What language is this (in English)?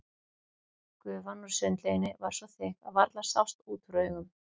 Icelandic